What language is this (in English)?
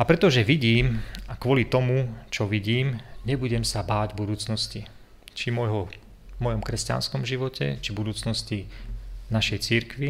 Slovak